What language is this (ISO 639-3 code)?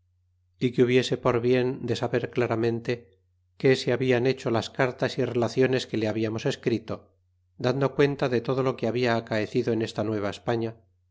spa